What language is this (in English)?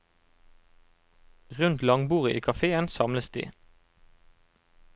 Norwegian